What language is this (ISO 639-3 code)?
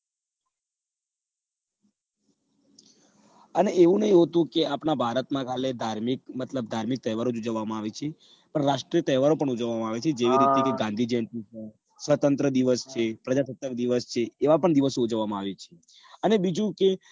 guj